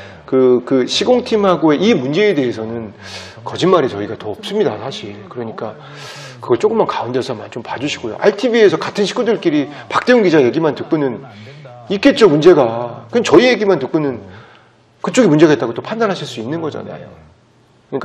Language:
Korean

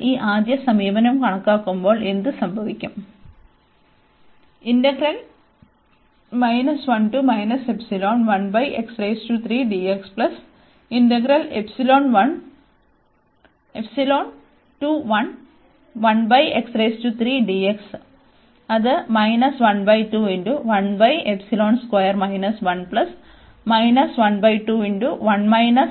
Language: Malayalam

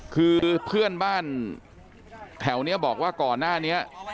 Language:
Thai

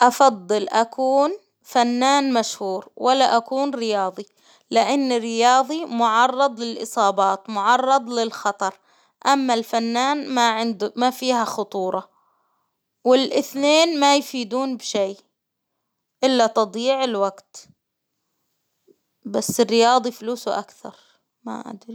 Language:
Hijazi Arabic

